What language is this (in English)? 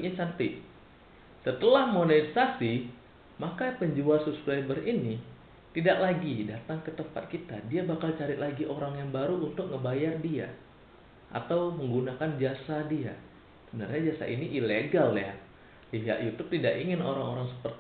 Indonesian